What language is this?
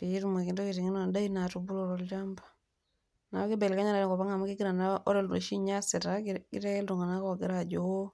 Masai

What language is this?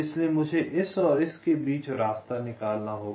Hindi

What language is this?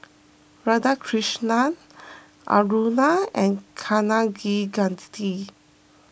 English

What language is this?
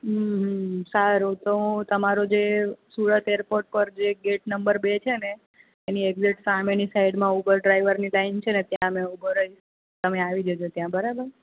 Gujarati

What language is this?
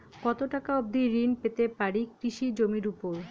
Bangla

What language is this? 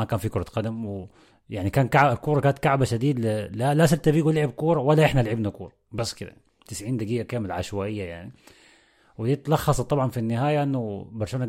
Arabic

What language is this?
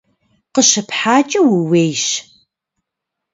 Kabardian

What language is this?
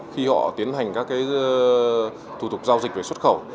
Vietnamese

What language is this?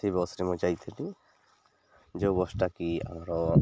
Odia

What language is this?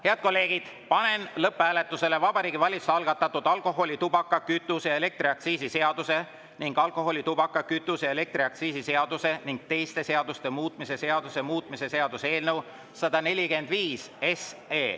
Estonian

